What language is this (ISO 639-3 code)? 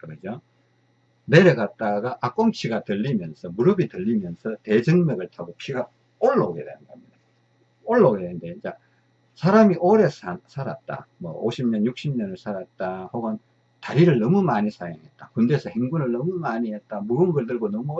kor